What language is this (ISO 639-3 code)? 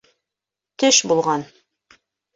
bak